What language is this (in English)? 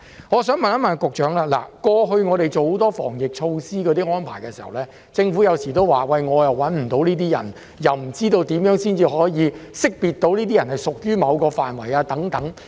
Cantonese